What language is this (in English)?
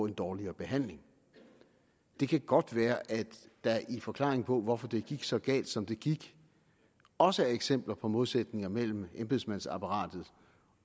Danish